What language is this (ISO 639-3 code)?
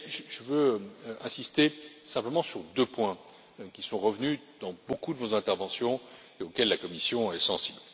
fra